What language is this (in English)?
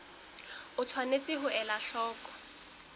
Southern Sotho